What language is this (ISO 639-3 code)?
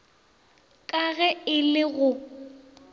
nso